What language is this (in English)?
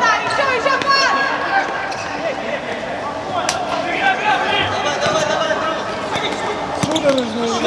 Russian